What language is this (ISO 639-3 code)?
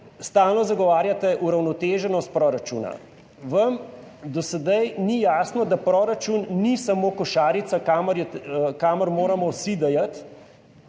slv